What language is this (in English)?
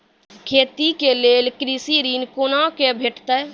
Maithili